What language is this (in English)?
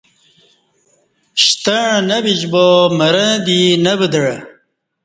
Kati